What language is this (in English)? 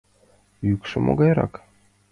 Mari